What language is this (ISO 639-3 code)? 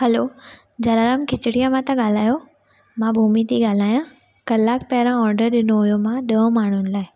snd